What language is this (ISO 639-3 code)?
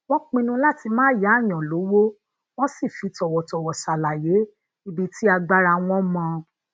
yor